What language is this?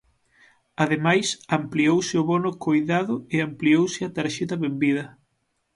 Galician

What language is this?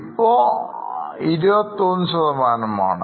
Malayalam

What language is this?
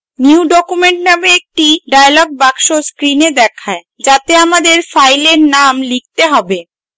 Bangla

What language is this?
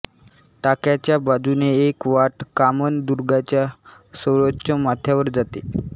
Marathi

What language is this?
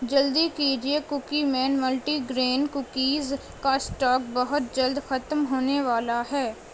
Urdu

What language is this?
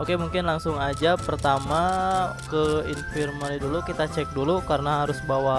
Indonesian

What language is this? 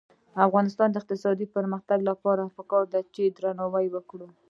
Pashto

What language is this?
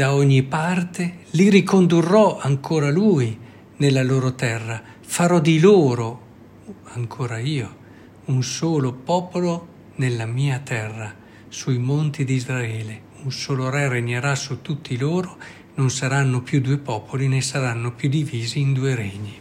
Italian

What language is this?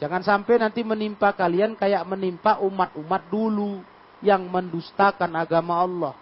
Indonesian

